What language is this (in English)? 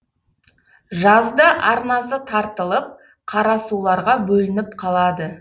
Kazakh